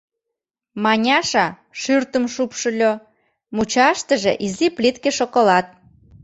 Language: Mari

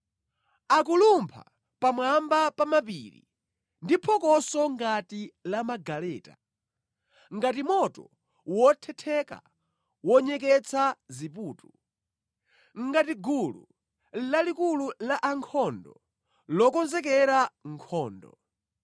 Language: Nyanja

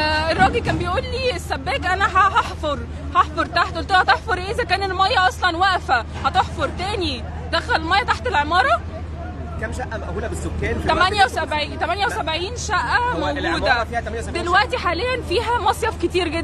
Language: Arabic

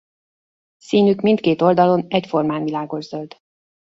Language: Hungarian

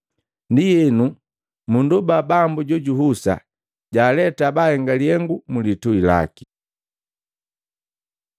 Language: Matengo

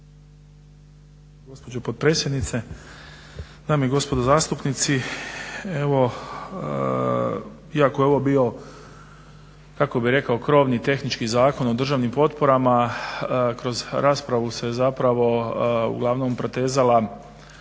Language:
Croatian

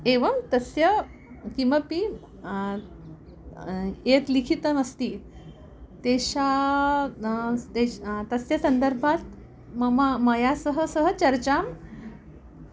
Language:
Sanskrit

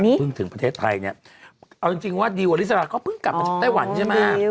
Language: Thai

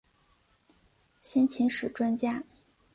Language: Chinese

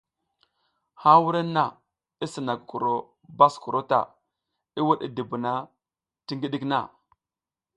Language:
South Giziga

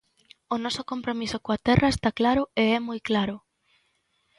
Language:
Galician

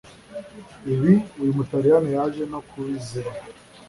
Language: Kinyarwanda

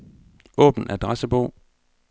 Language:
Danish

